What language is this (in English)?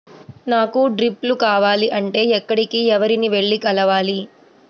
Telugu